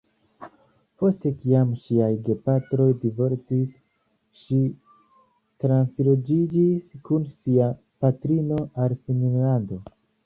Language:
Esperanto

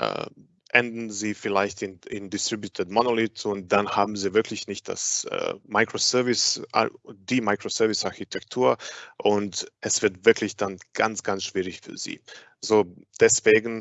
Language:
German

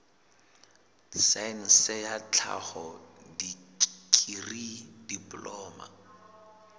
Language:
Southern Sotho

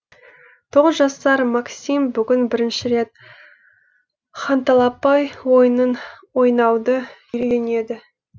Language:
Kazakh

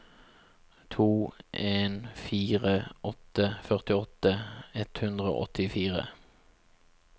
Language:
Norwegian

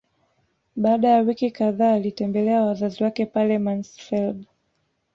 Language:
Swahili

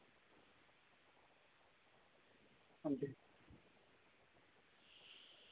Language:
Dogri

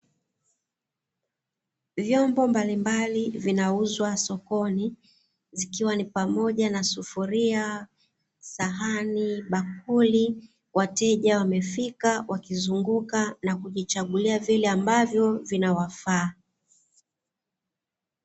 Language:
Swahili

